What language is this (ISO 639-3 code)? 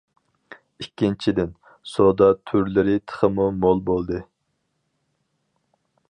uig